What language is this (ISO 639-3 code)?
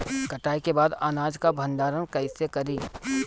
bho